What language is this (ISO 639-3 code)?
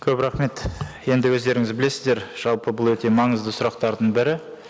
kaz